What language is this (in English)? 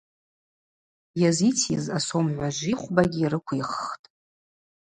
Abaza